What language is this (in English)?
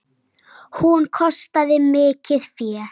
Icelandic